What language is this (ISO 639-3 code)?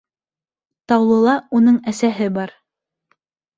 bak